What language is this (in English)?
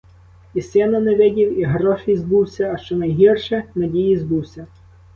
Ukrainian